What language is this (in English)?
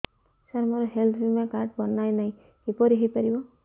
Odia